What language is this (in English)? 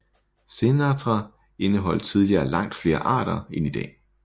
Danish